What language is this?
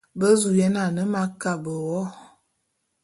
Bulu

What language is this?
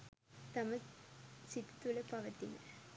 Sinhala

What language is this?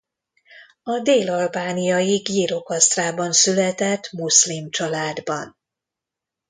Hungarian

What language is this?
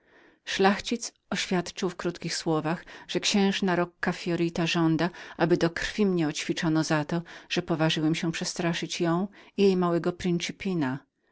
Polish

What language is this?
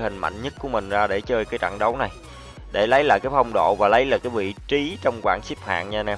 Vietnamese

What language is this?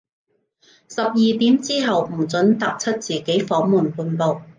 Cantonese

